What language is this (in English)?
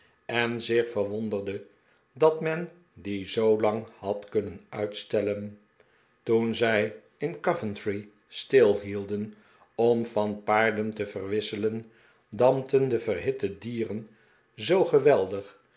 Dutch